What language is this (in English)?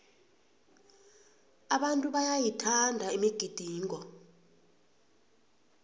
South Ndebele